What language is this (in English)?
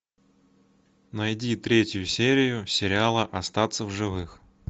Russian